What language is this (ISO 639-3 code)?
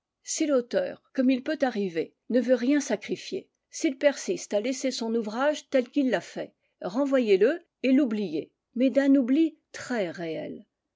fra